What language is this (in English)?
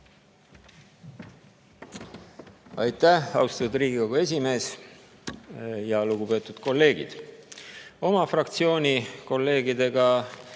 Estonian